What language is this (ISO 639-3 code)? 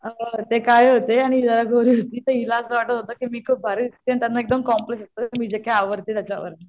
mar